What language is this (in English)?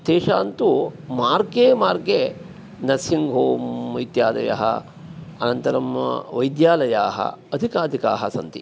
Sanskrit